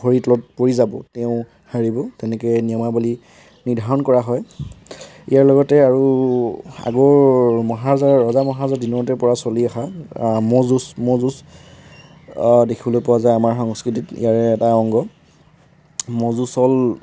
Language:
Assamese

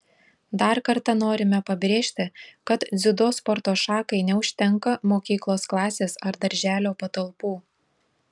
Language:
Lithuanian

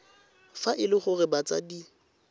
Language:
Tswana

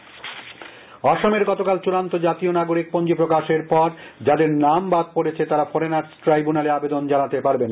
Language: Bangla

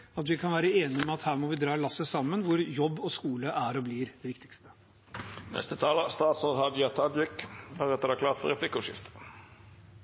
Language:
Norwegian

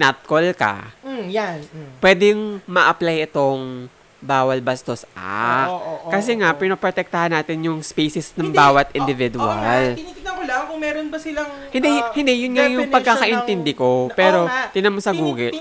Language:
Filipino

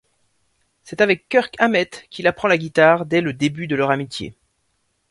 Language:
French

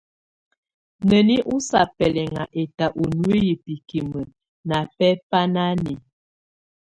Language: Tunen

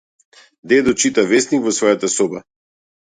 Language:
Macedonian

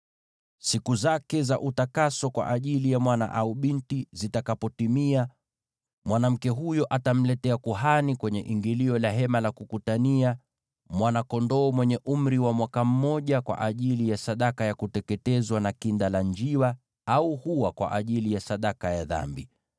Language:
Swahili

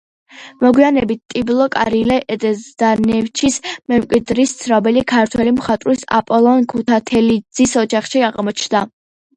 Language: Georgian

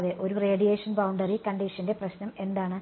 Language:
Malayalam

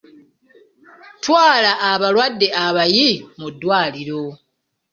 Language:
Ganda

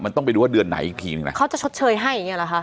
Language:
Thai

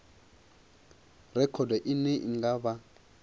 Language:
Venda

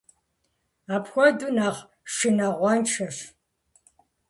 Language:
Kabardian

